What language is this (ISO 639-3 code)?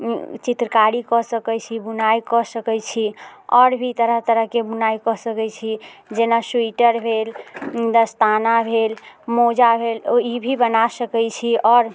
mai